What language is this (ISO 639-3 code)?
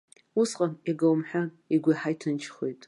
abk